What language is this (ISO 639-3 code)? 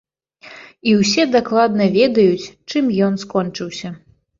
bel